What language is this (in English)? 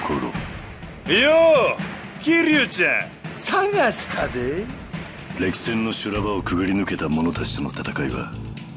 Japanese